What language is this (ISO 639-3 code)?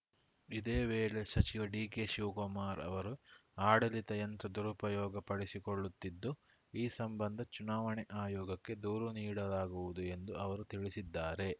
kan